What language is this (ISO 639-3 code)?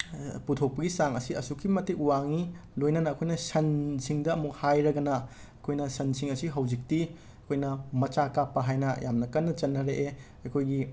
mni